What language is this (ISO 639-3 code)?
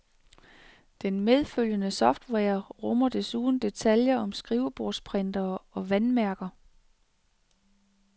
dan